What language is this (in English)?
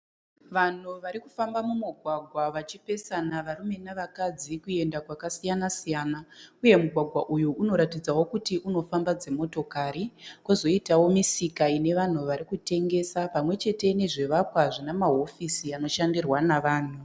Shona